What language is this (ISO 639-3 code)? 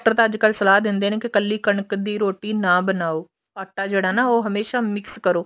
pan